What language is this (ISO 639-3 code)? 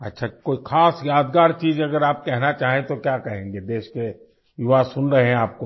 hin